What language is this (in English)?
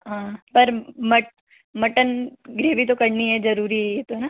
Hindi